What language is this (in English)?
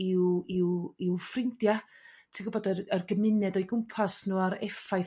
Welsh